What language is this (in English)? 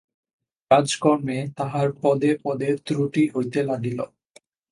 Bangla